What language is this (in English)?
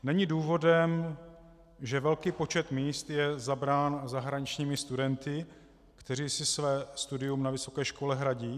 Czech